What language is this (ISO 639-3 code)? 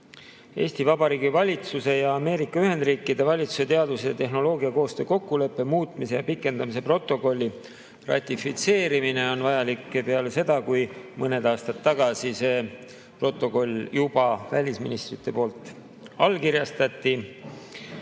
est